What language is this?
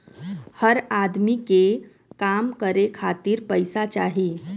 Bhojpuri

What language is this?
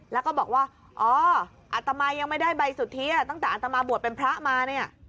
Thai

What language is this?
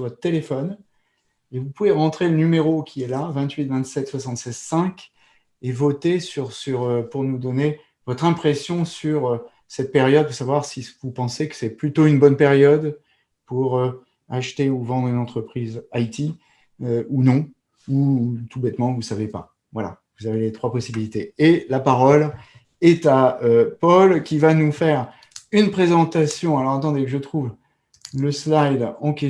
French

